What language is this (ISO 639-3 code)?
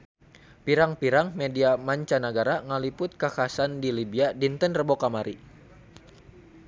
sun